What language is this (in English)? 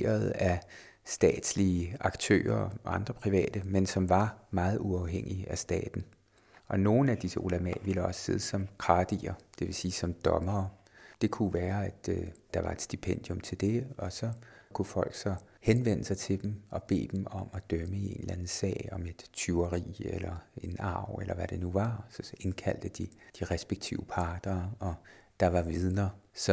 Danish